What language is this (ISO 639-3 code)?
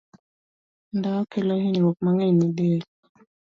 luo